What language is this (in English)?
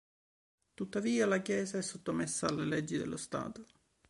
Italian